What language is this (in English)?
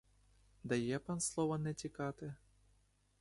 Ukrainian